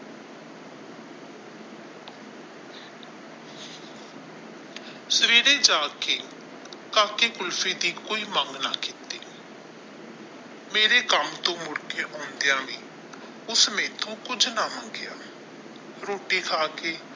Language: Punjabi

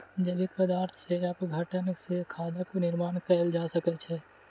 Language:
Maithili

